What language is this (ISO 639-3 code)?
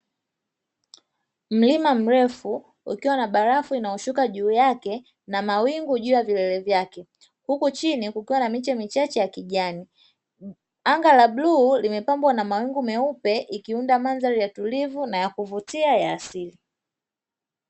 swa